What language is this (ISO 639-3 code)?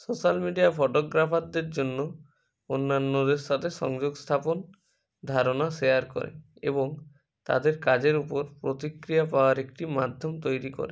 ben